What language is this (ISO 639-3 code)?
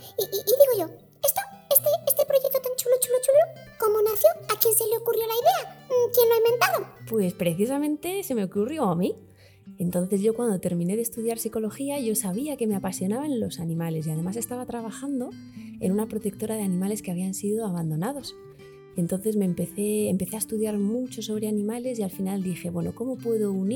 spa